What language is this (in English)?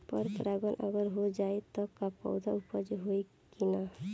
Bhojpuri